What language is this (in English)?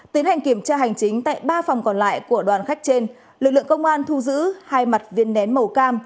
Vietnamese